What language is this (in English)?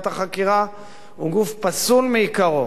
Hebrew